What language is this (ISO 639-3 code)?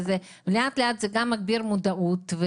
heb